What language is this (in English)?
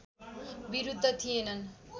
Nepali